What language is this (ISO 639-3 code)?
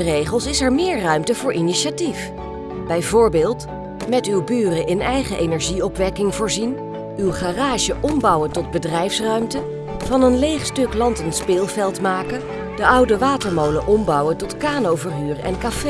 nld